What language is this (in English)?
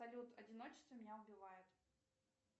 Russian